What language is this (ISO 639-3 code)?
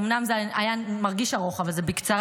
heb